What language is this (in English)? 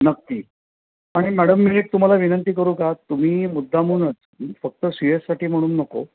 Marathi